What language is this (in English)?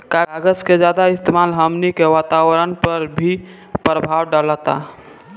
Bhojpuri